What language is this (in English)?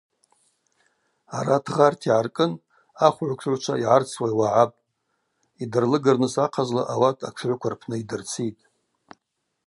Abaza